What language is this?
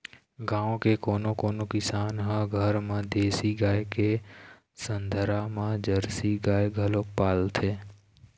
Chhattisgarhi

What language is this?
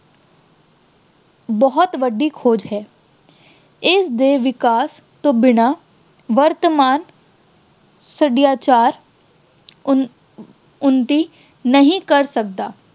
Punjabi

